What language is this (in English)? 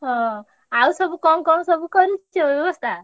Odia